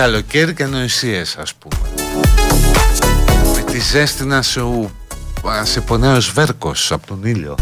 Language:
Greek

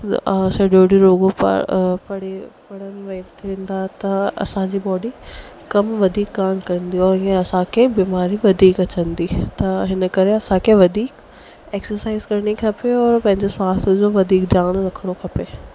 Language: Sindhi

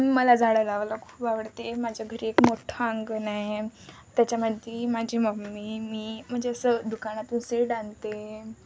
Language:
Marathi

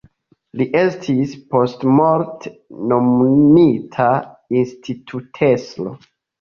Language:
Esperanto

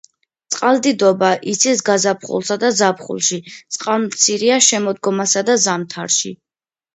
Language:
Georgian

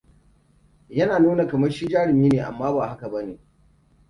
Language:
Hausa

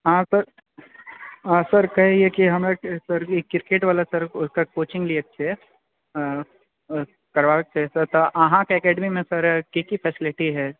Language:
Maithili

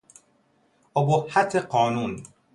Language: Persian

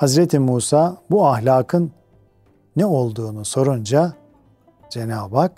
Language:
Turkish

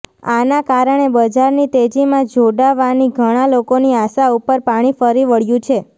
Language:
Gujarati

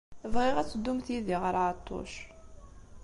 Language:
Kabyle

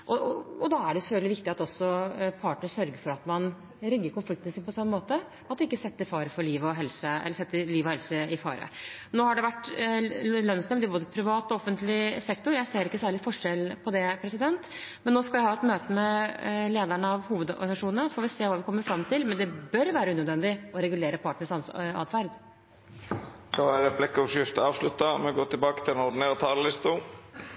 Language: Norwegian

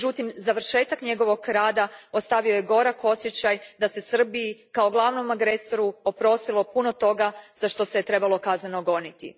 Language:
Croatian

